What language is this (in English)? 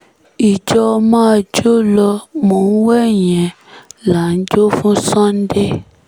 Yoruba